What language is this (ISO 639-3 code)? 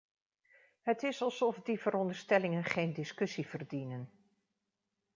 nld